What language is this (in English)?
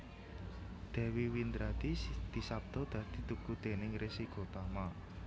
Javanese